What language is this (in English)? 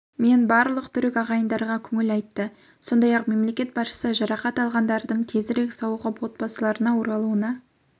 Kazakh